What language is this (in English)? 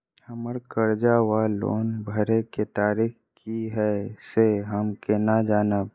Maithili